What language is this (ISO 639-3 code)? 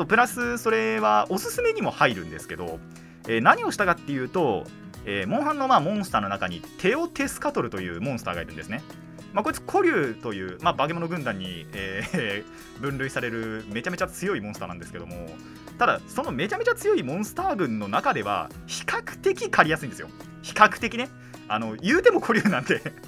jpn